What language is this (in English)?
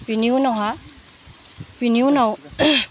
Bodo